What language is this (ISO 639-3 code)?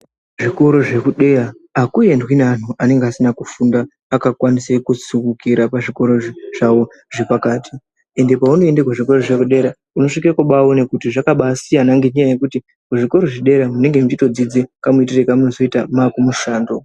ndc